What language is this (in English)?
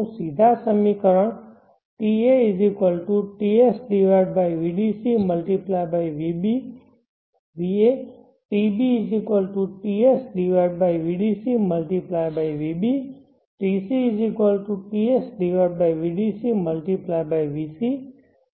Gujarati